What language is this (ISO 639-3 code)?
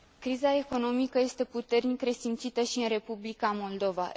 ron